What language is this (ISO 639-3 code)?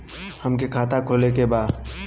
bho